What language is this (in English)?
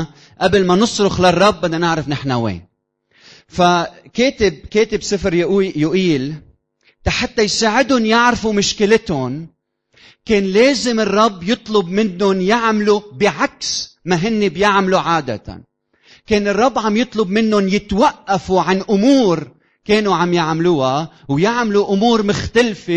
Arabic